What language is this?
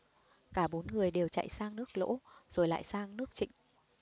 Vietnamese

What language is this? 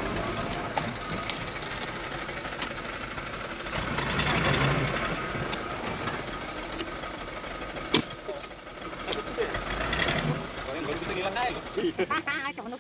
Indonesian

